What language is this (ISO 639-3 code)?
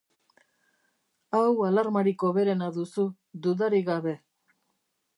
eus